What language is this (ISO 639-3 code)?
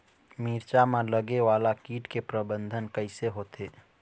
hne